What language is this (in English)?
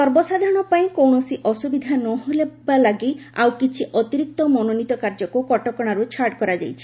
Odia